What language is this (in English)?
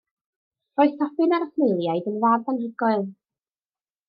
Welsh